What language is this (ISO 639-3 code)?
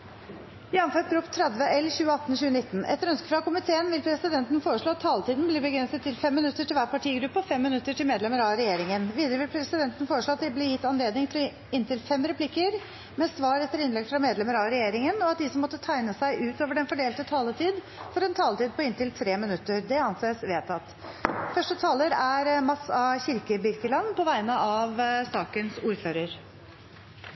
nob